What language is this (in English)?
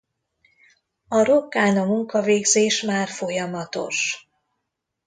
Hungarian